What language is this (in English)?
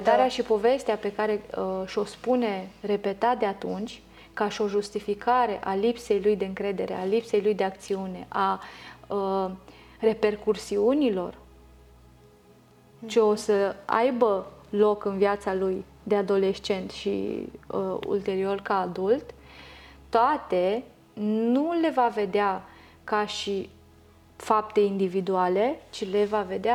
Romanian